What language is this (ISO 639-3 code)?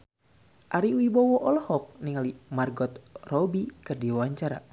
sun